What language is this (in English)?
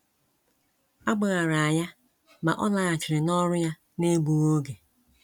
Igbo